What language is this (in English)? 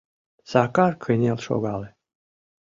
Mari